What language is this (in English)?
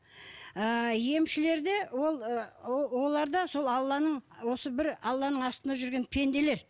Kazakh